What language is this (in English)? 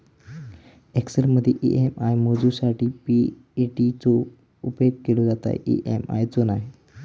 Marathi